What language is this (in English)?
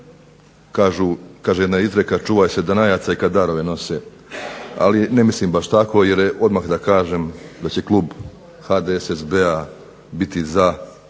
Croatian